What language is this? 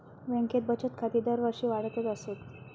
Marathi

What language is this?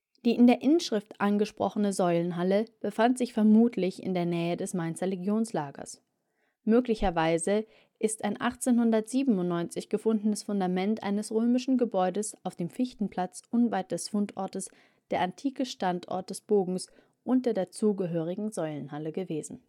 German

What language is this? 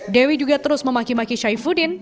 Indonesian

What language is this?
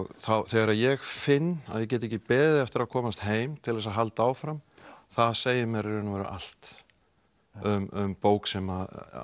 Icelandic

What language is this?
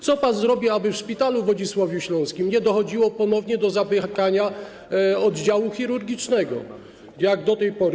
Polish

